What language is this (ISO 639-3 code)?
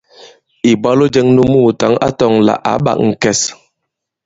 abb